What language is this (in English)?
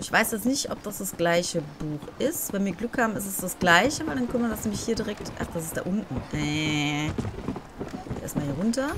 German